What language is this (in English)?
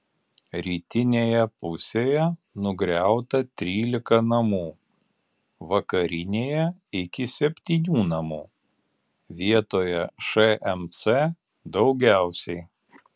Lithuanian